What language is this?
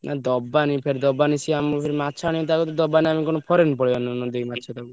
Odia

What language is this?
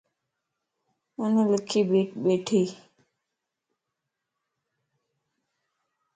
Lasi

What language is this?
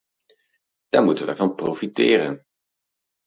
Dutch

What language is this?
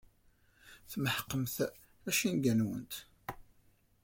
Kabyle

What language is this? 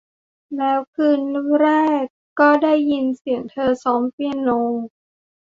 Thai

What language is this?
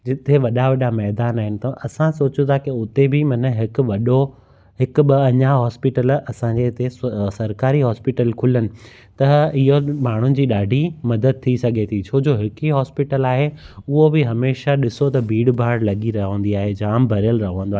Sindhi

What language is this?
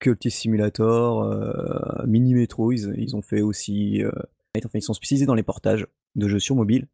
French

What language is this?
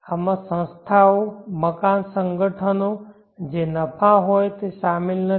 Gujarati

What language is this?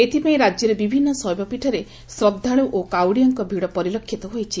Odia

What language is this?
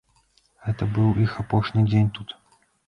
Belarusian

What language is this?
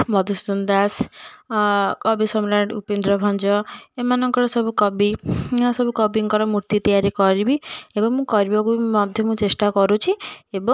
Odia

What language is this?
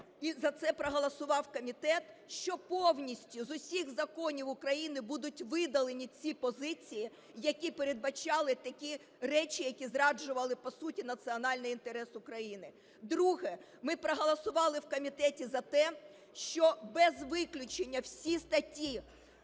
Ukrainian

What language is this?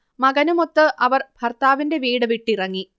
Malayalam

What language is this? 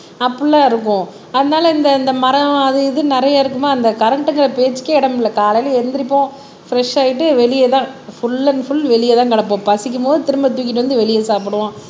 Tamil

